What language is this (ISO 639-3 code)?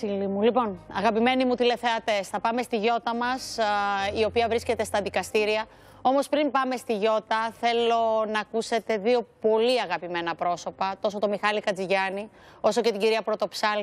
ell